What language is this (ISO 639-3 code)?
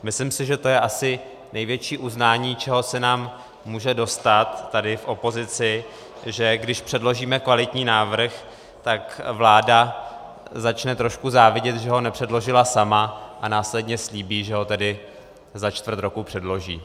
ces